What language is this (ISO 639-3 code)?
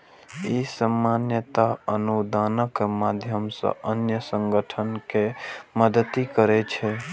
mai